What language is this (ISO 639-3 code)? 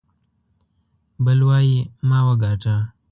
pus